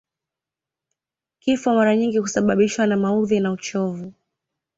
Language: Swahili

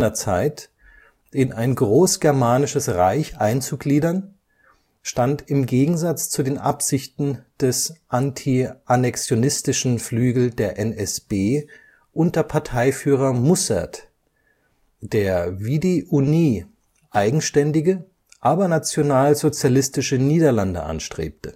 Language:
German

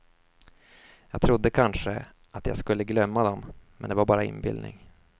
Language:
Swedish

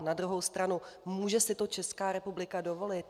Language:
Czech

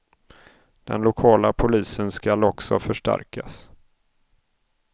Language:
Swedish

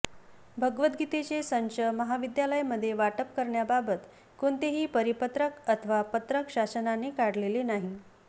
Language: Marathi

